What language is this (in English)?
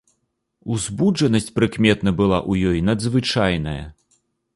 Belarusian